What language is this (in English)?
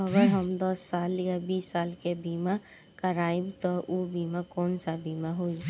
Bhojpuri